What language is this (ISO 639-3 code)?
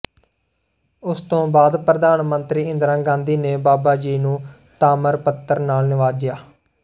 pan